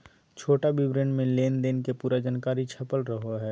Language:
Magahi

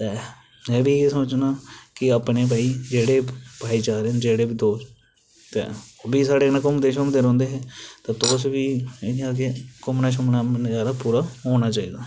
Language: Dogri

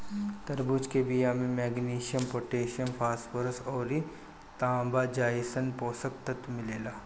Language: Bhojpuri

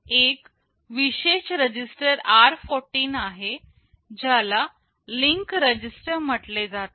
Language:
Marathi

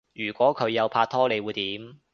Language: Cantonese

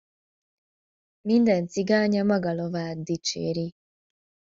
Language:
Hungarian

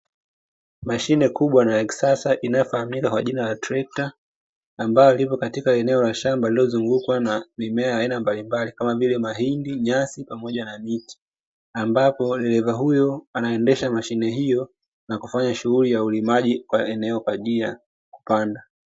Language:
Swahili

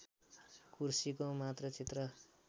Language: Nepali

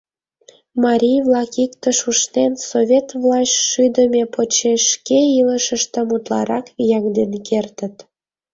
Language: Mari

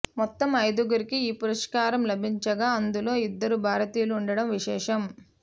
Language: Telugu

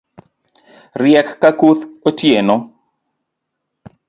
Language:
Luo (Kenya and Tanzania)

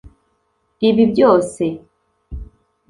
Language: Kinyarwanda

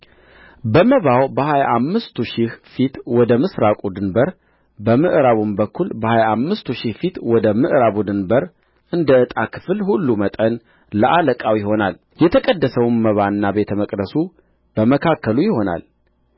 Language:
Amharic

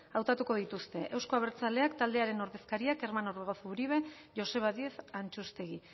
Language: Basque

